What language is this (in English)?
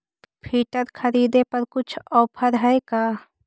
Magahi